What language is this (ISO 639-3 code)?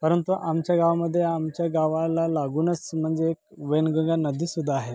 mar